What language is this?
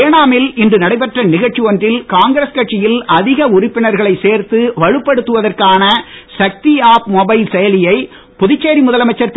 Tamil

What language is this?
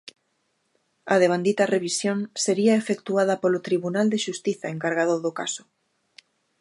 Galician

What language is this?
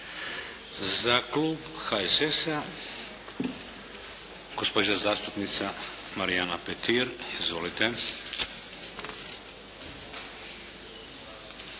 Croatian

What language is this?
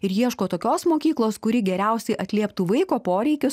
Lithuanian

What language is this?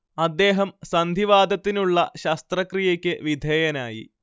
Malayalam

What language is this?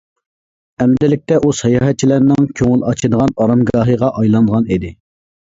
Uyghur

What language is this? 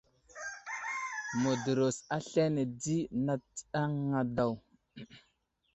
Wuzlam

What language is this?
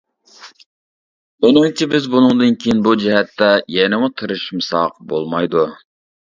Uyghur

